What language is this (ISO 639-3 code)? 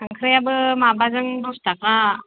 brx